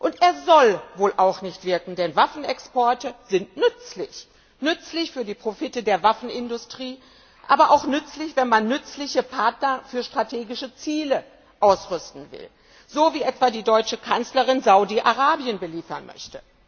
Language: German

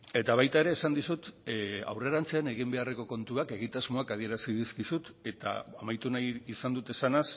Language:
Basque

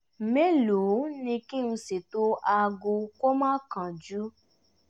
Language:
Yoruba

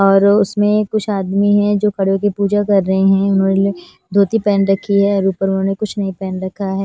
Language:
Hindi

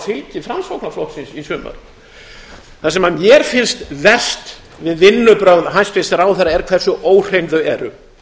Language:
Icelandic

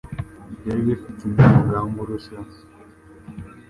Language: Kinyarwanda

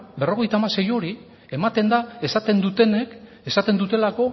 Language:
Basque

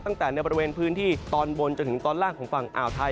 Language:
Thai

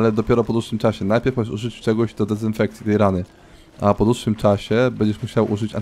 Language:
Polish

